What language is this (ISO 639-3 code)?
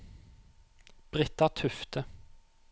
nor